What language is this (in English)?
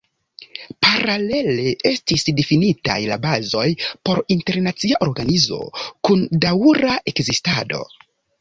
Esperanto